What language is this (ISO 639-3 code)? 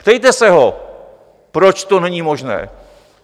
ces